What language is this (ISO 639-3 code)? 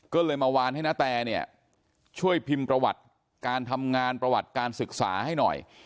tha